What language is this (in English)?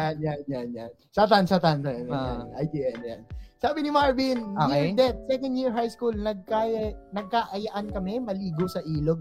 Filipino